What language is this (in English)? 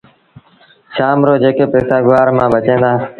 Sindhi Bhil